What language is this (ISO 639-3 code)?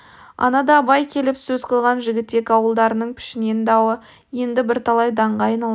kaz